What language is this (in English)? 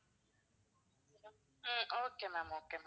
Tamil